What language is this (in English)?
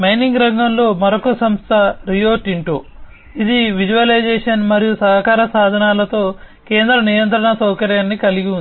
Telugu